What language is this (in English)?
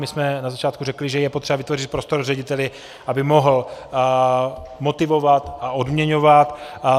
Czech